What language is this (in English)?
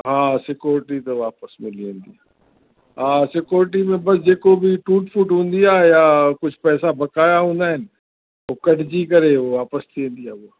Sindhi